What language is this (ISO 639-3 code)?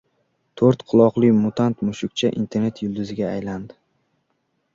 uzb